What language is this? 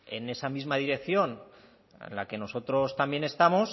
Spanish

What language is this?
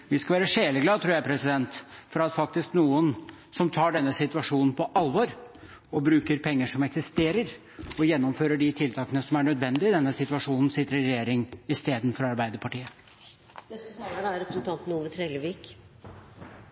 Norwegian Bokmål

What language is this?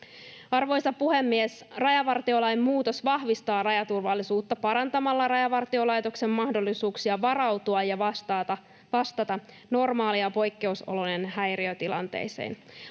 Finnish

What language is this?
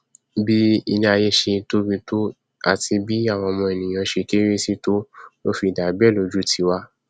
Yoruba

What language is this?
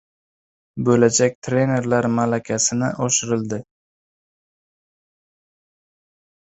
Uzbek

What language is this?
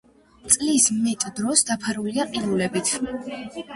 Georgian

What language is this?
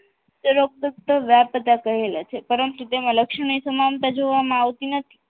Gujarati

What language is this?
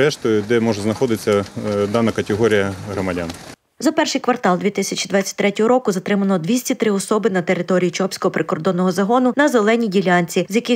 Ukrainian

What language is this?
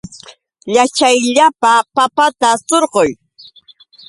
Yauyos Quechua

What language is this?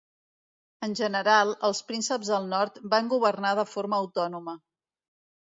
Catalan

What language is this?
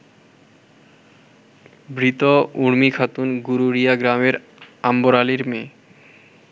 Bangla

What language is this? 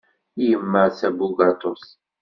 Kabyle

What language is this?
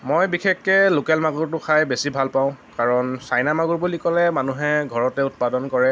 Assamese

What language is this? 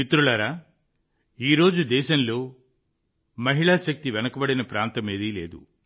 Telugu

